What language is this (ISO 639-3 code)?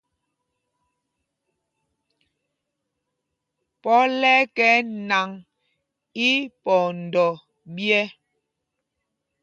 mgg